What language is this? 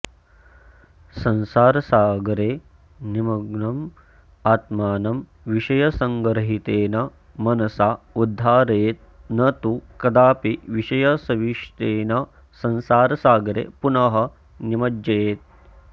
Sanskrit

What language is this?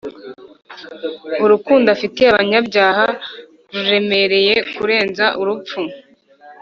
Kinyarwanda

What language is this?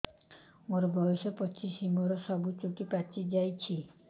Odia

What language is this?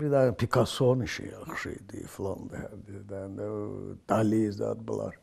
Turkish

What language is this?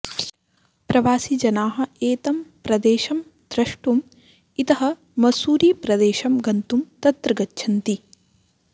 Sanskrit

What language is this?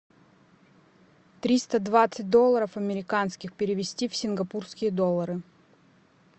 Russian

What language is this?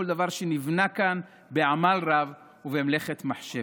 Hebrew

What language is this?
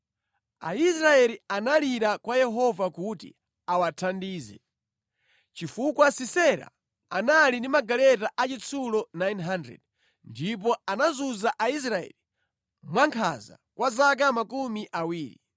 Nyanja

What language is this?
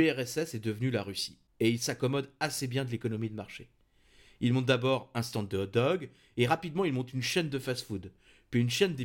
French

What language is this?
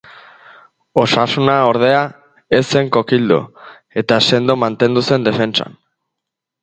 Basque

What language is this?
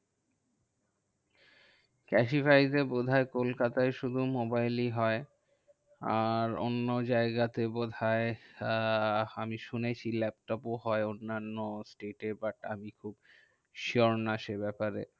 Bangla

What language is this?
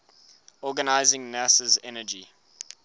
English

